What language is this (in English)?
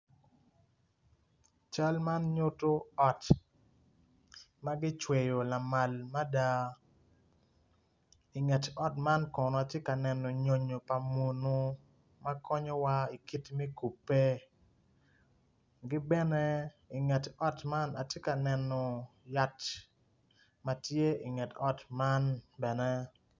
Acoli